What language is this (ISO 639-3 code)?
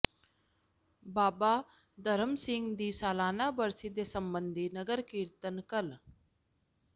pan